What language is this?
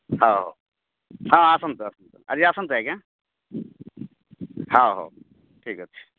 Odia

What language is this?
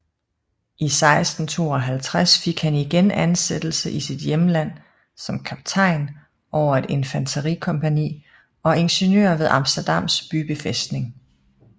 Danish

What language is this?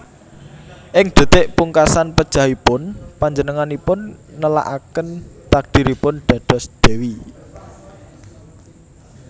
Javanese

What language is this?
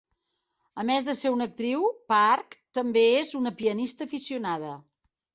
Catalan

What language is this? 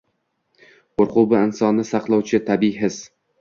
Uzbek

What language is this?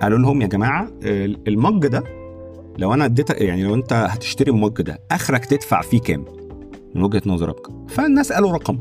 Arabic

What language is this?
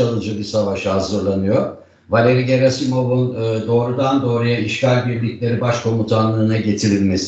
Turkish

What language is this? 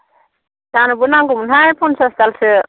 Bodo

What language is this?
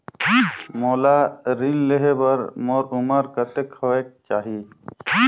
Chhattisgarhi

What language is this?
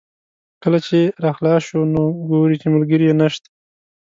Pashto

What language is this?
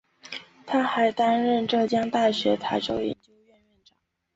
Chinese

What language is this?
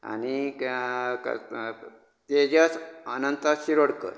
Konkani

